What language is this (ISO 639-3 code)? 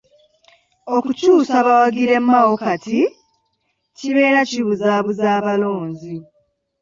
lug